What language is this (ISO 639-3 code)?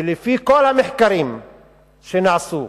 heb